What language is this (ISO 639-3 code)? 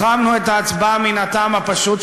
heb